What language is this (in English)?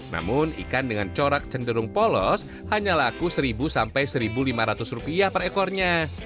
Indonesian